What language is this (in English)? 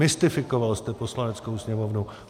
Czech